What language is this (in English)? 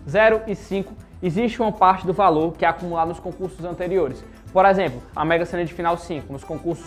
Portuguese